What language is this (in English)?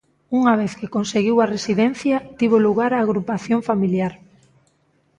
Galician